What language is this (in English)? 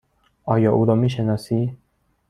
Persian